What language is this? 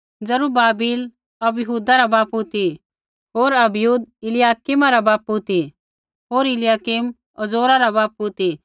Kullu Pahari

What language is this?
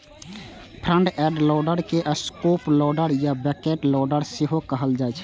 Maithili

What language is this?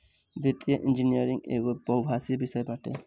Bhojpuri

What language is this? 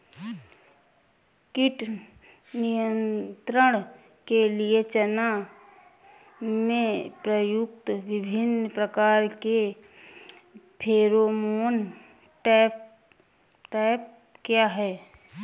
Hindi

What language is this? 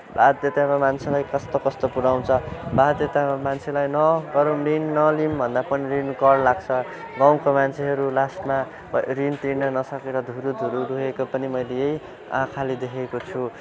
Nepali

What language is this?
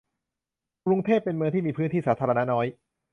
Thai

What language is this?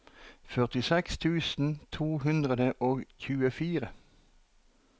Norwegian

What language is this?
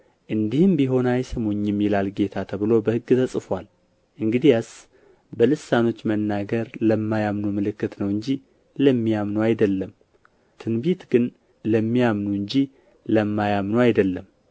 Amharic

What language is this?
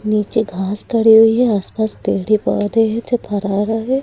Hindi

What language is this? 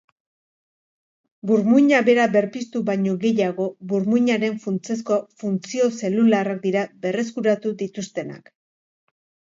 Basque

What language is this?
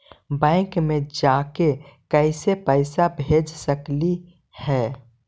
Magahi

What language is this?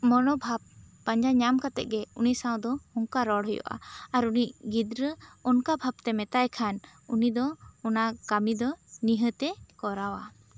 Santali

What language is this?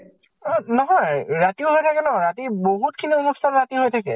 Assamese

